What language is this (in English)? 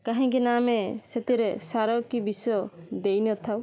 Odia